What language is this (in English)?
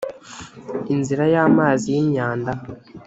Kinyarwanda